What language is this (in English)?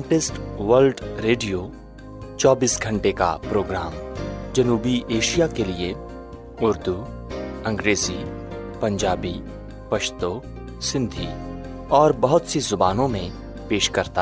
Urdu